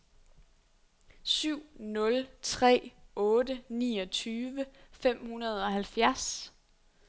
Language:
Danish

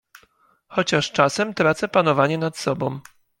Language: Polish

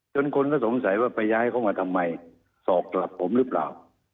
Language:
Thai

